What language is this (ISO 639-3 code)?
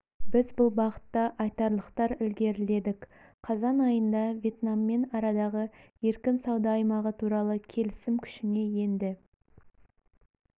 kaz